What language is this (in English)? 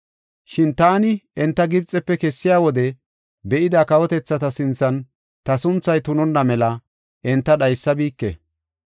Gofa